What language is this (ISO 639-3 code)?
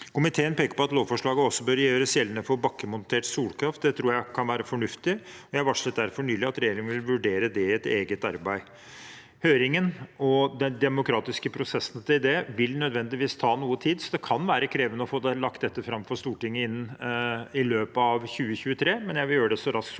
nor